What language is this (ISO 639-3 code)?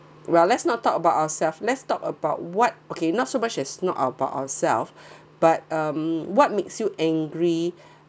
eng